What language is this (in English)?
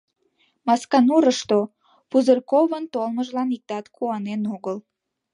Mari